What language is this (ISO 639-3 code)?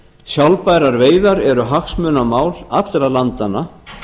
isl